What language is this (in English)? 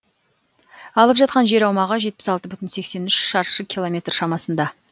Kazakh